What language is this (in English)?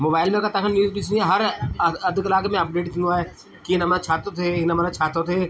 Sindhi